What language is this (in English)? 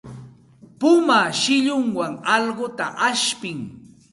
Santa Ana de Tusi Pasco Quechua